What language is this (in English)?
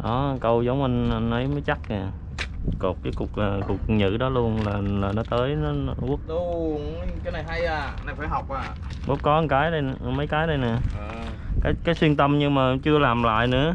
Vietnamese